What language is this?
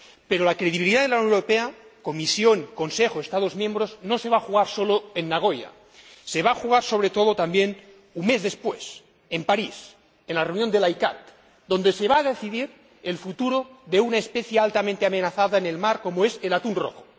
Spanish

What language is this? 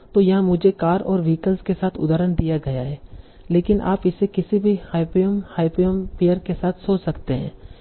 Hindi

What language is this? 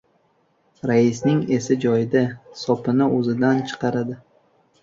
Uzbek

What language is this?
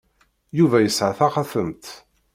Kabyle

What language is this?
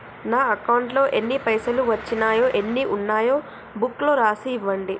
Telugu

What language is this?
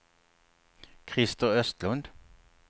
Swedish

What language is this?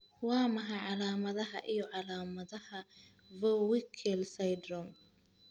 Somali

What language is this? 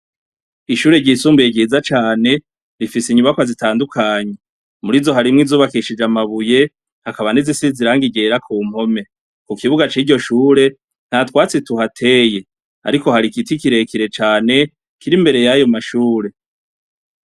Rundi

